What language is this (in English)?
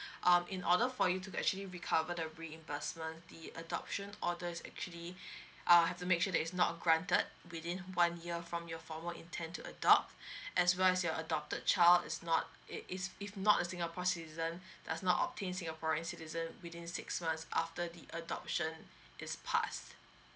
English